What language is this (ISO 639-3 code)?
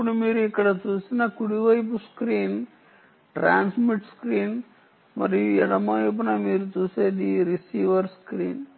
tel